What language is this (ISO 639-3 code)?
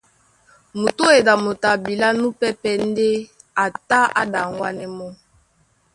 dua